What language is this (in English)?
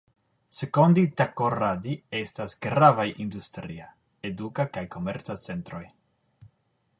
Esperanto